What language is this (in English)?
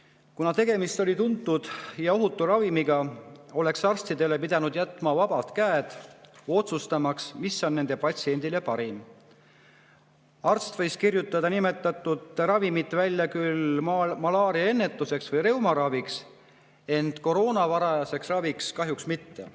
Estonian